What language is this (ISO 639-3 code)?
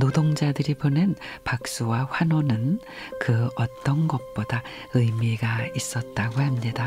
kor